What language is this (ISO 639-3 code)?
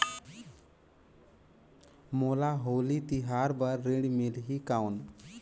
hne